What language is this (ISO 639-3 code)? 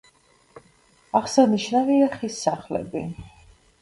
kat